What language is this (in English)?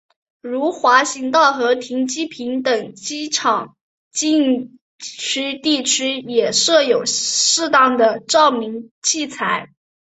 Chinese